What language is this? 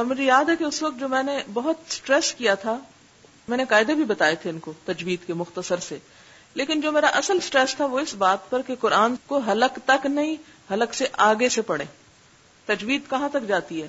Urdu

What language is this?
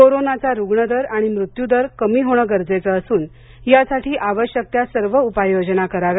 Marathi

